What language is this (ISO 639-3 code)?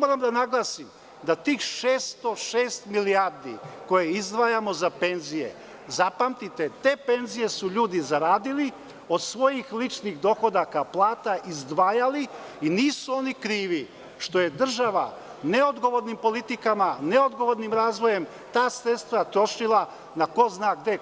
srp